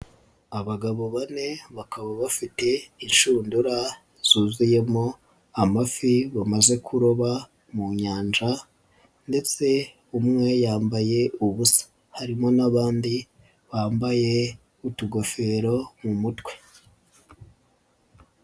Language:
Kinyarwanda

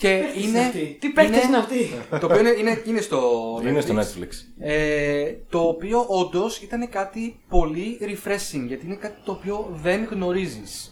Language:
Greek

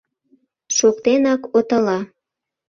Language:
Mari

